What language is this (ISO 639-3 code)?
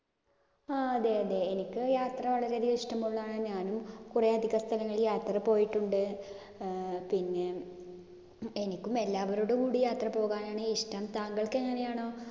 mal